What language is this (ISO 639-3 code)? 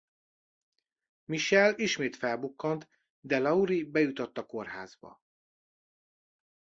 hun